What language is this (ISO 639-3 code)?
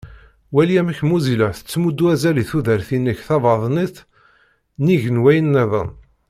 kab